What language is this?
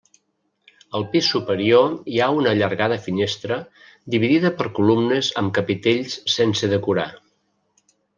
Catalan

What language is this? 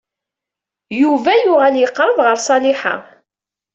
Kabyle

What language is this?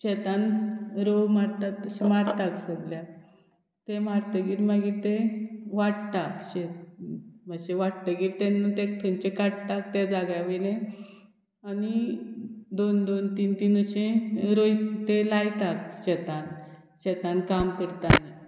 Konkani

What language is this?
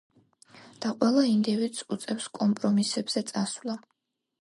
Georgian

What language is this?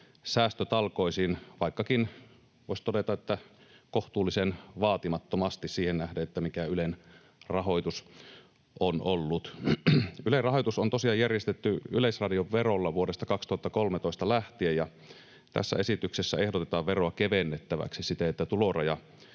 Finnish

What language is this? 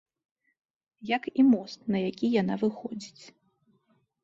Belarusian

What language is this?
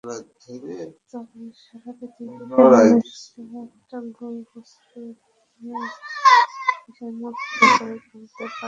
Bangla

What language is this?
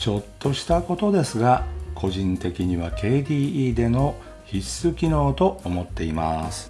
Japanese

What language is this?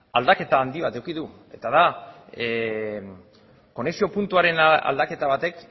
Basque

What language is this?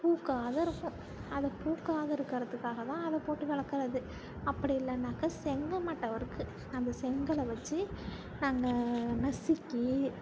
Tamil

